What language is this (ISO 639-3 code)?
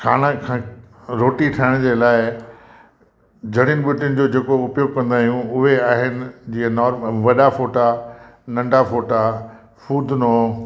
snd